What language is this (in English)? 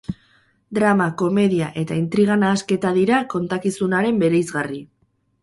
Basque